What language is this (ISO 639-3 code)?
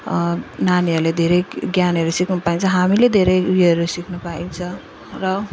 nep